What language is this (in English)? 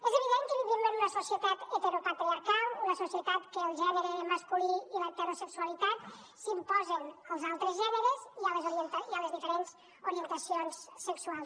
Catalan